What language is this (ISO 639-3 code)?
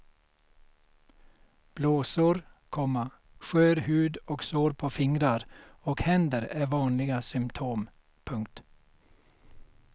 swe